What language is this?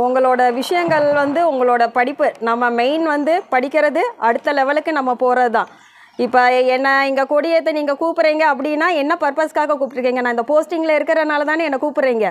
Arabic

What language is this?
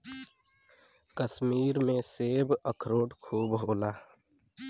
Bhojpuri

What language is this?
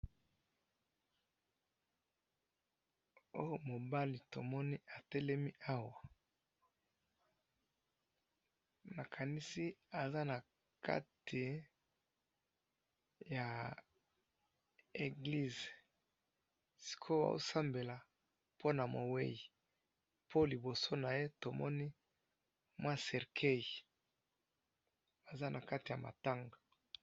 Lingala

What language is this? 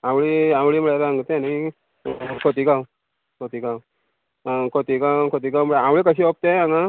Konkani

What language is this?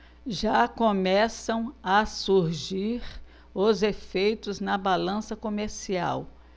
Portuguese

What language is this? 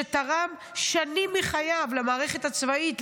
Hebrew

